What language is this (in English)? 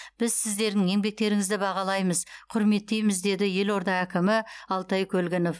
Kazakh